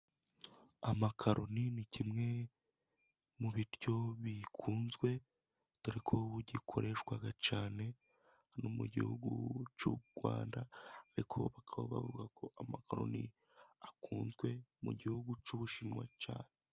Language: Kinyarwanda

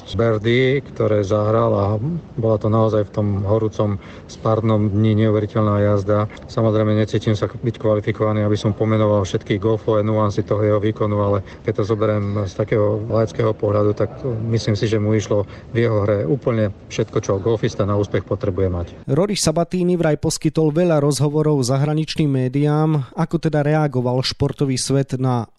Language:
Slovak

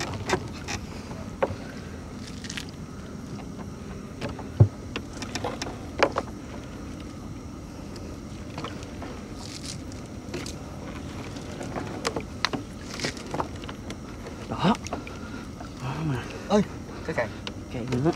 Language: Vietnamese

